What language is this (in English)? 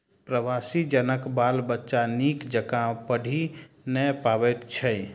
Maithili